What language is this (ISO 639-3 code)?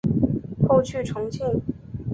zho